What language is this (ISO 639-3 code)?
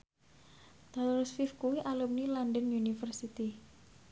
jav